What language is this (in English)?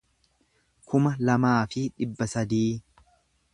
Oromo